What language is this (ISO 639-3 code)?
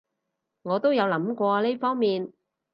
yue